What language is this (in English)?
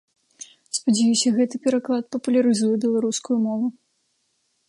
Belarusian